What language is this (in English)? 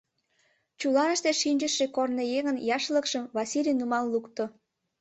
Mari